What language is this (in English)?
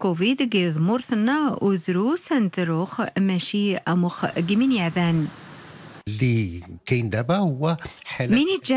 Arabic